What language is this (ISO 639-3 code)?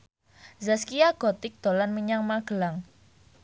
jav